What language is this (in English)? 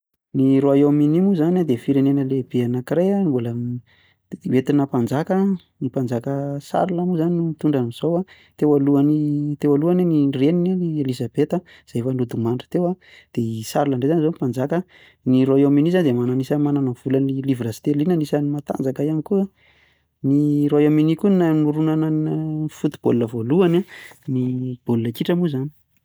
Malagasy